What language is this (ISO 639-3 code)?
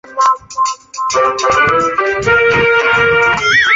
zho